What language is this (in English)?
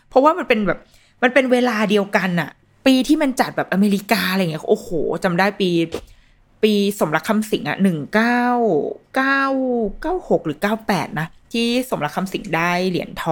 Thai